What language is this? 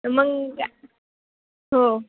Marathi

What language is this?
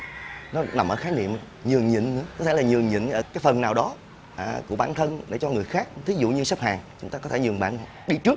Vietnamese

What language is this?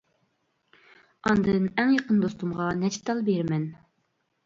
Uyghur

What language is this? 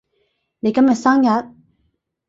Cantonese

